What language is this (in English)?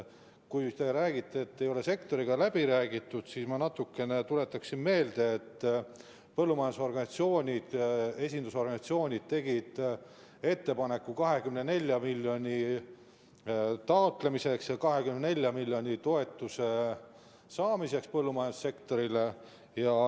Estonian